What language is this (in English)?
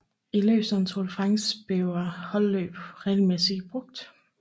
Danish